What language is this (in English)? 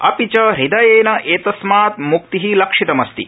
Sanskrit